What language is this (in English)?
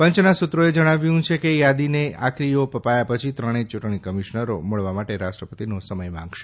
Gujarati